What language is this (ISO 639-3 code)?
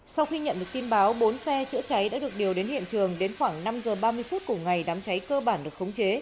vie